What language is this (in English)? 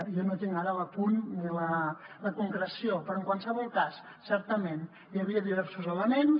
Catalan